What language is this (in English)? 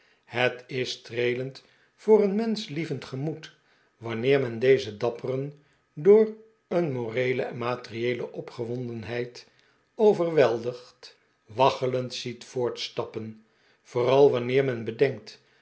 Dutch